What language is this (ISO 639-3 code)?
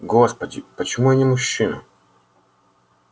rus